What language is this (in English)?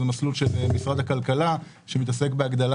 Hebrew